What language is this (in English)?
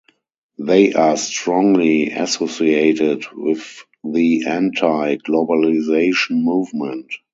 English